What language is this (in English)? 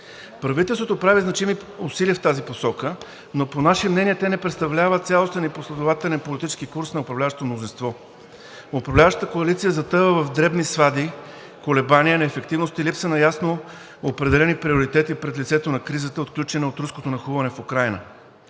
Bulgarian